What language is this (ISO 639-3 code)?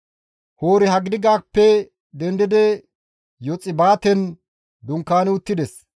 gmv